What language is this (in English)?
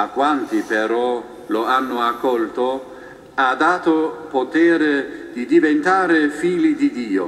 Italian